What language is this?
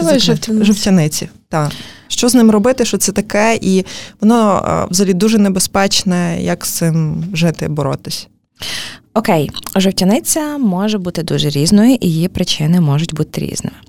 Ukrainian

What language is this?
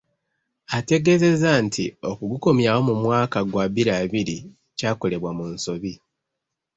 Ganda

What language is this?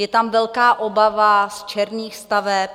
Czech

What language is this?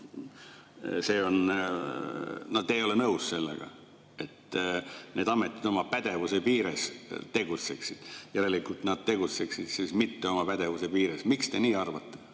Estonian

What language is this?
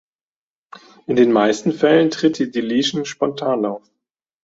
German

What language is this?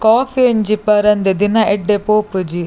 Tulu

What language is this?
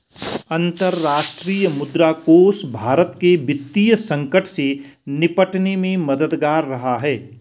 Hindi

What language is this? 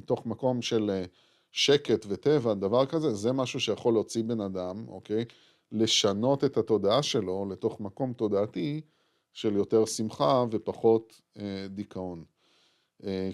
Hebrew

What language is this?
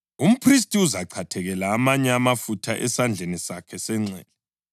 North Ndebele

